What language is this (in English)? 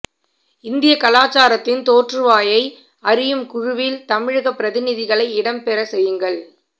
Tamil